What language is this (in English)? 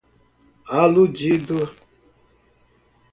Portuguese